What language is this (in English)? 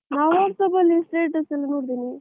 Kannada